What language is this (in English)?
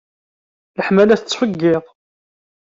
Kabyle